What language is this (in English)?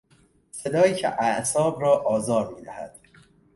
Persian